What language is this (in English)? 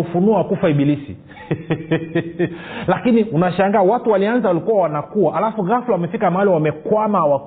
Swahili